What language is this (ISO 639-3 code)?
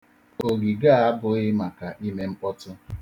ibo